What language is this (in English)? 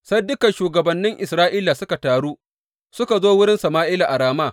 Hausa